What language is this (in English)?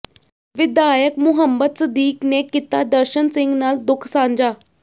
Punjabi